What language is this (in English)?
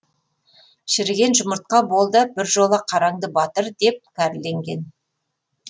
Kazakh